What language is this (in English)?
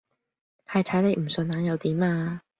Cantonese